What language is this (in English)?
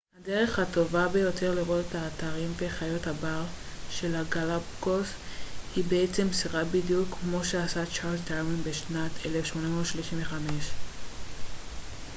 Hebrew